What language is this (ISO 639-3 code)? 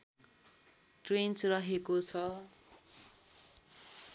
nep